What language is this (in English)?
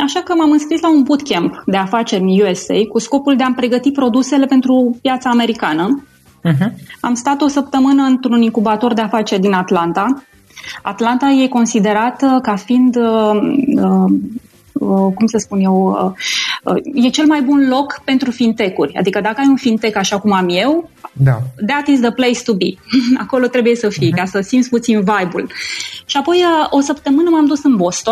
Romanian